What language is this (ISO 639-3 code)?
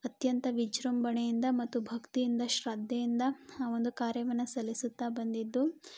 kan